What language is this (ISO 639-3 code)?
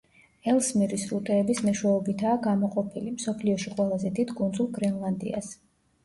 kat